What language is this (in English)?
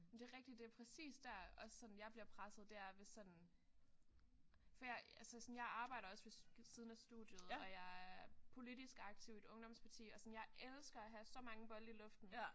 Danish